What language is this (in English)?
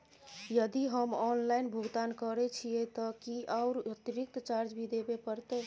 Maithili